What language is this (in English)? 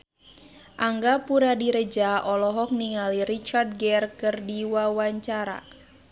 Sundanese